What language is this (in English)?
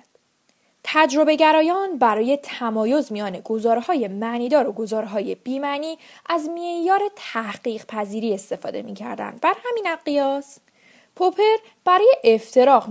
Persian